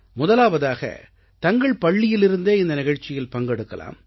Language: Tamil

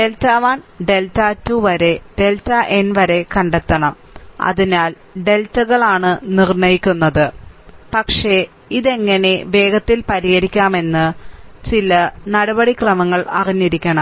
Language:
Malayalam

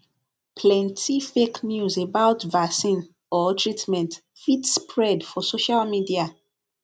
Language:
Nigerian Pidgin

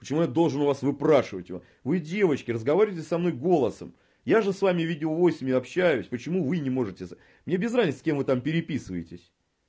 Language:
Russian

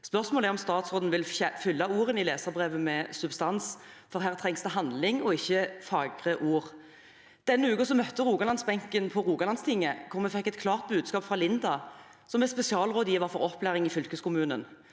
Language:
Norwegian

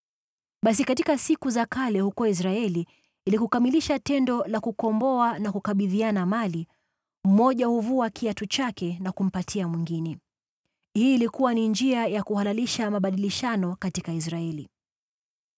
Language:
Swahili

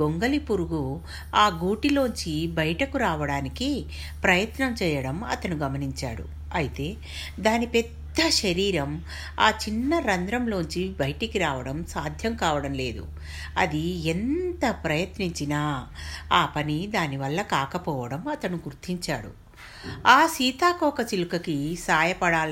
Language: Telugu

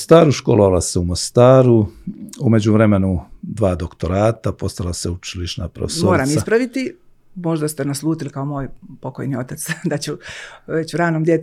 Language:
Croatian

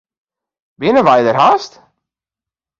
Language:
Western Frisian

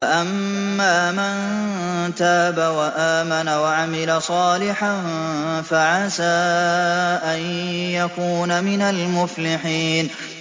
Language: Arabic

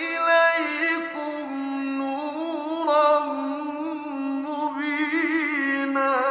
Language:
Arabic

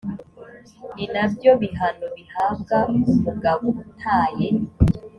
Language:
Kinyarwanda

